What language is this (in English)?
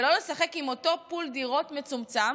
Hebrew